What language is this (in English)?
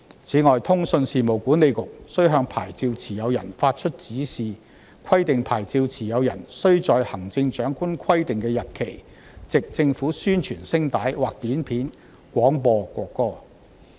Cantonese